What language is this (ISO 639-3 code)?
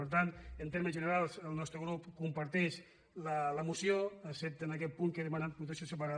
cat